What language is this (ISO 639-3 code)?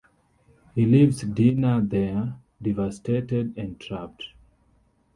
eng